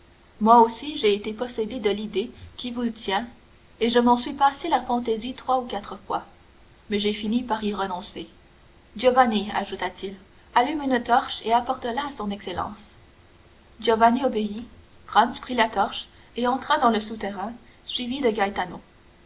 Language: French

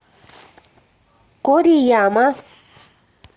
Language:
Russian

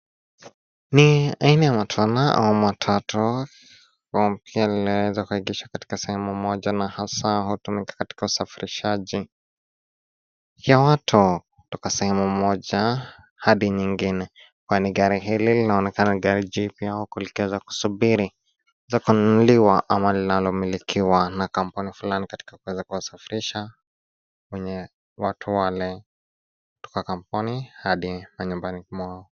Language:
Swahili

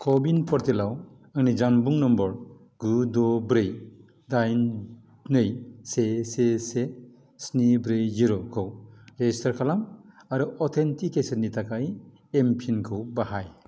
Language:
Bodo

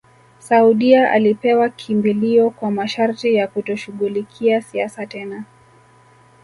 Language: Swahili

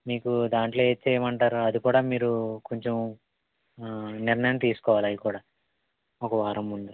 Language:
Telugu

